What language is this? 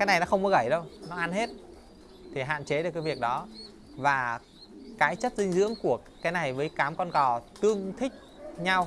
Vietnamese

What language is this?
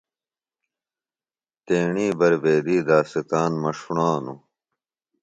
Phalura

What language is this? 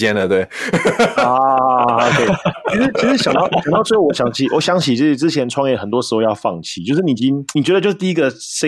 Chinese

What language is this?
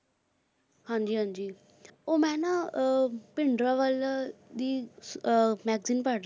Punjabi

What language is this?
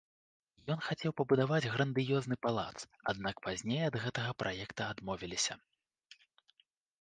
Belarusian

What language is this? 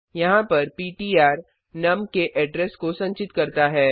Hindi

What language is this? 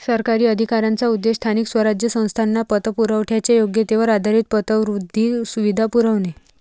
Marathi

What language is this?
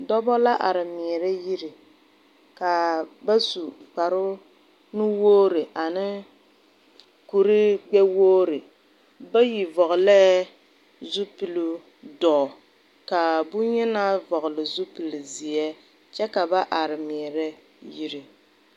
Southern Dagaare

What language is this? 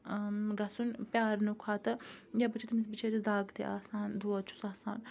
Kashmiri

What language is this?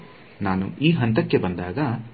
Kannada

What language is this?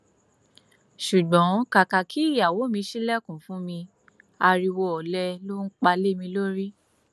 Yoruba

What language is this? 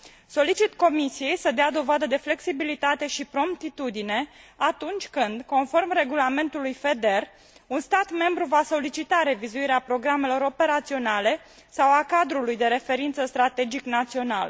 Romanian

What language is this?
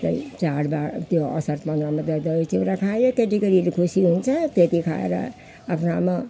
Nepali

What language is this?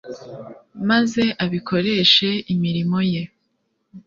Kinyarwanda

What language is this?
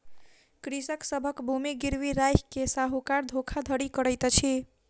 Maithili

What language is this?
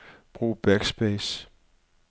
Danish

